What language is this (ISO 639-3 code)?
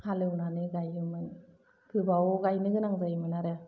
brx